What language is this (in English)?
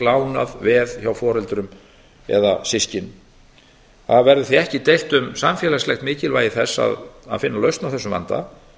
Icelandic